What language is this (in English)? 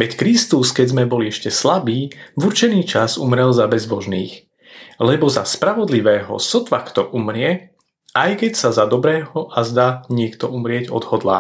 Slovak